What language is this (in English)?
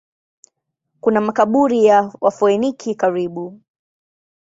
Swahili